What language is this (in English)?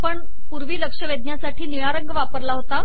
Marathi